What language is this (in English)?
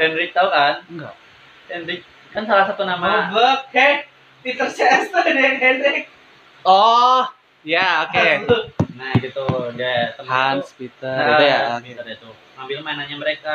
Indonesian